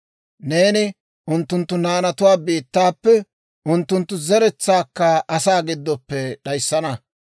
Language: Dawro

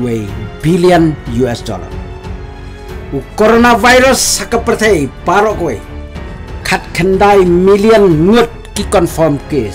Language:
Indonesian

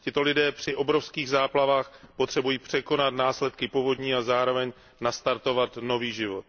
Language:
Czech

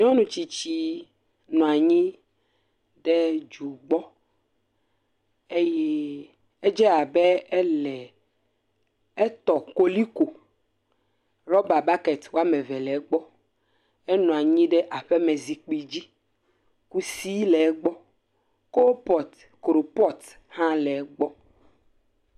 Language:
Ewe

